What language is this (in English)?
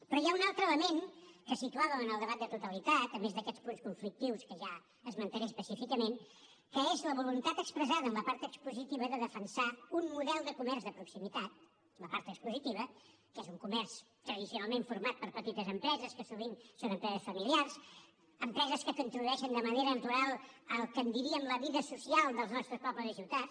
Catalan